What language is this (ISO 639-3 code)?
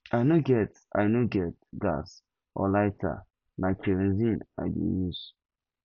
pcm